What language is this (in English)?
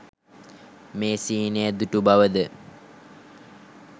Sinhala